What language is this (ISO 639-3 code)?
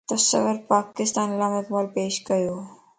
lss